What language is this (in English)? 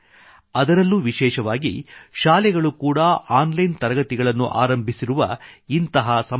Kannada